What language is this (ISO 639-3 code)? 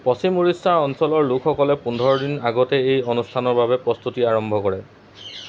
asm